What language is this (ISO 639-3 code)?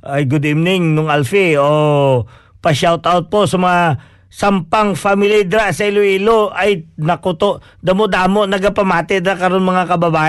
fil